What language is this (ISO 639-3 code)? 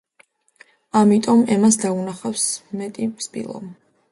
kat